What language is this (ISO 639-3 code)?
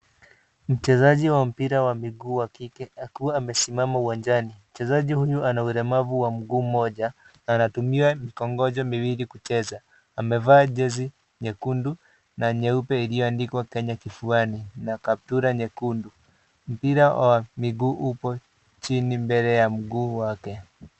swa